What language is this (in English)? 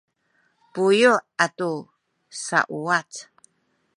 Sakizaya